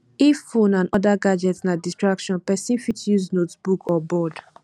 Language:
Nigerian Pidgin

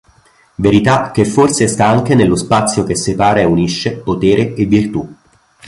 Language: Italian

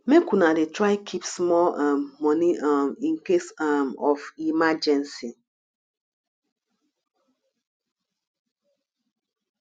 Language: Nigerian Pidgin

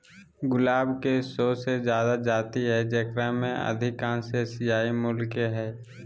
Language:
Magahi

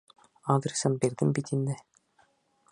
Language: Bashkir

